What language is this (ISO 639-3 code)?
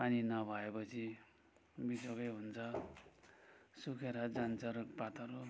nep